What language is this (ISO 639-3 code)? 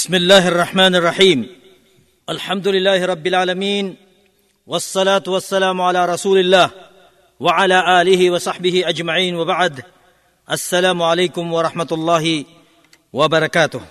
fil